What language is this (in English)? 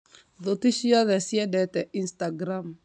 Kikuyu